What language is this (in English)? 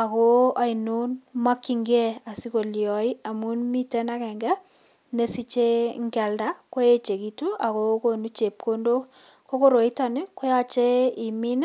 Kalenjin